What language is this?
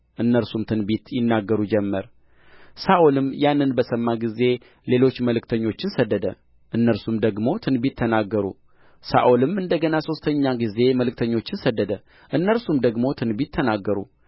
Amharic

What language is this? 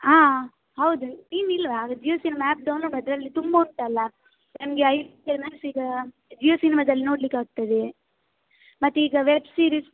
Kannada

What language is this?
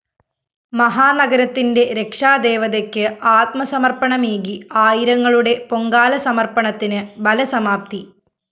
Malayalam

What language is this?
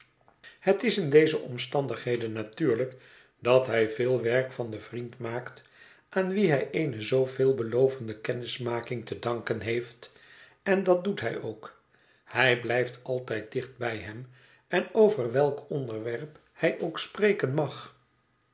Dutch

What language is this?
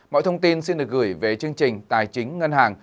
Vietnamese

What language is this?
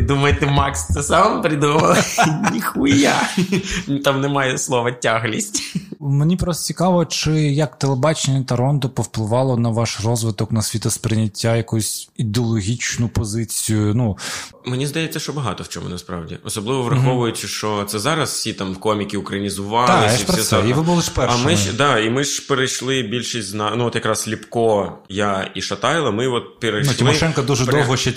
Ukrainian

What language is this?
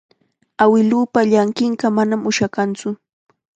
Chiquián Ancash Quechua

